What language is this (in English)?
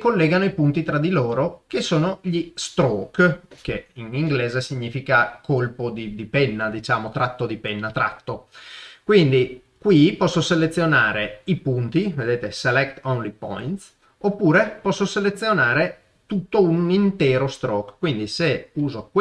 Italian